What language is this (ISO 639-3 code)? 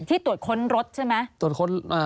tha